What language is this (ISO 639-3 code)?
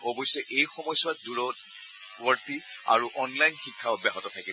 asm